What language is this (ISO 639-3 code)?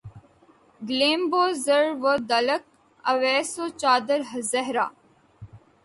urd